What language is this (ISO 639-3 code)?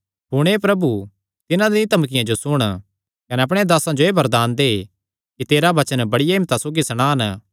xnr